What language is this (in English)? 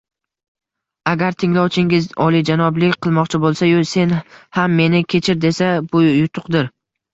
Uzbek